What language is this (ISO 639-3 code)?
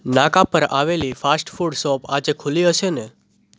guj